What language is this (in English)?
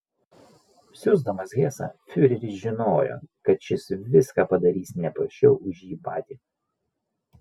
Lithuanian